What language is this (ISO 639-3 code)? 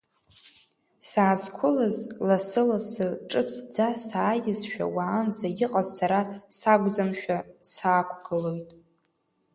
abk